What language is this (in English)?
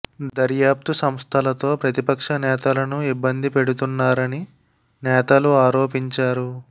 Telugu